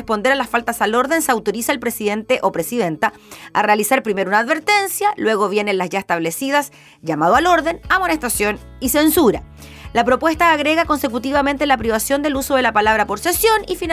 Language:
Spanish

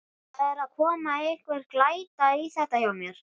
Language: Icelandic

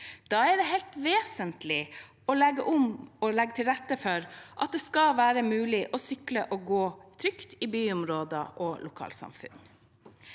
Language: Norwegian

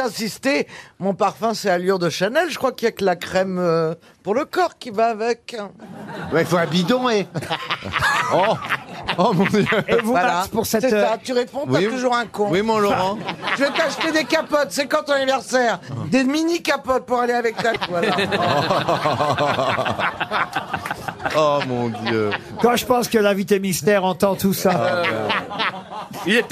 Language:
French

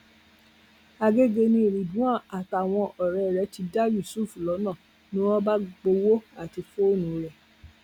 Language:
Yoruba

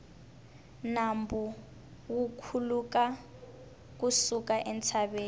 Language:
Tsonga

